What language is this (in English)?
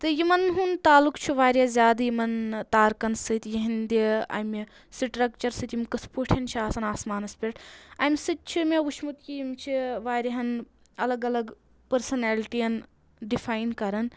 Kashmiri